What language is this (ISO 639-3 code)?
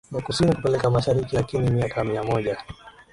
swa